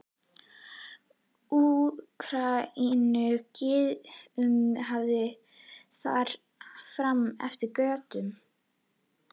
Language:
Icelandic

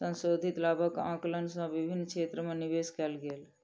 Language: Maithili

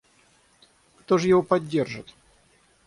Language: Russian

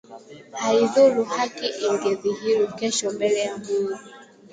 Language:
Swahili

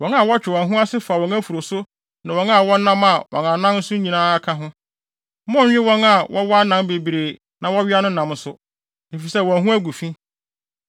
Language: Akan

